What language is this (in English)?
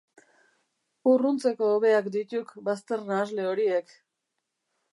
Basque